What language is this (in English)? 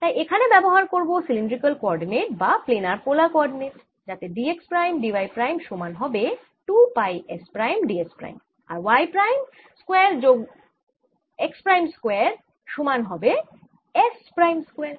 Bangla